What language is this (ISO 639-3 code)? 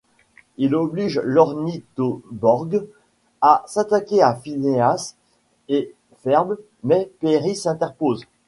fra